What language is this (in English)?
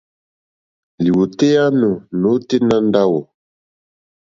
Mokpwe